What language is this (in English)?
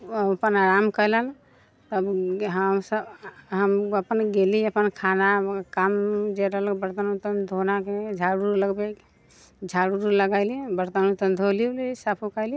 Maithili